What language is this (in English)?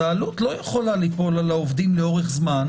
Hebrew